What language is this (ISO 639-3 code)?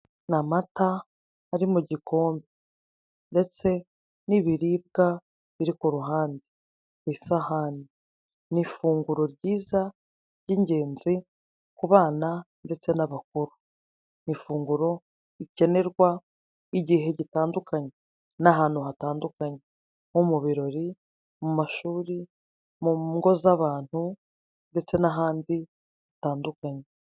kin